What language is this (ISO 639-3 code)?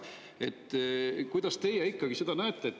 est